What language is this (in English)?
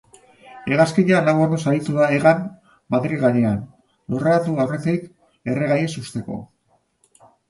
Basque